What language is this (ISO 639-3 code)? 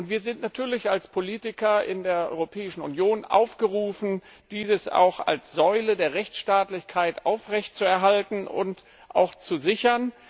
deu